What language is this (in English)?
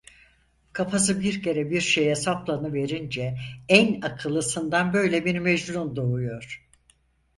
Turkish